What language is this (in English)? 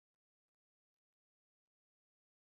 Chinese